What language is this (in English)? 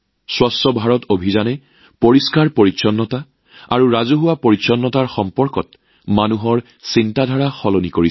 Assamese